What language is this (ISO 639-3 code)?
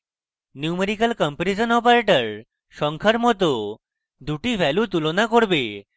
ben